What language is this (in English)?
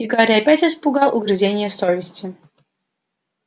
Russian